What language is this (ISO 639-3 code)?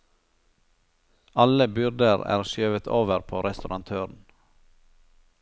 nor